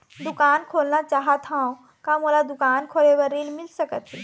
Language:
Chhattisgarhi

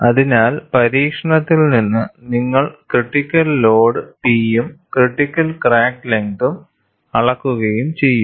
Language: Malayalam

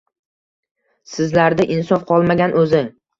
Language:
Uzbek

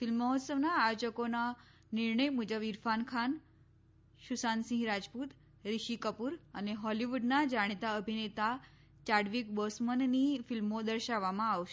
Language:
Gujarati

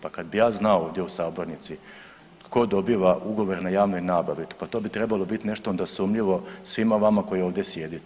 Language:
Croatian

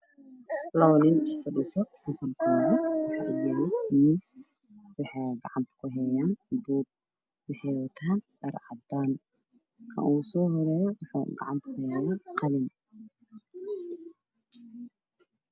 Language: Somali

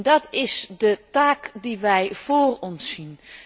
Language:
Dutch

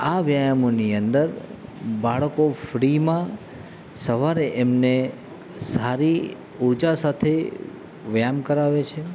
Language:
Gujarati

